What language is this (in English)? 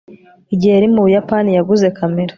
Kinyarwanda